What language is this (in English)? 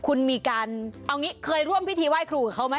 Thai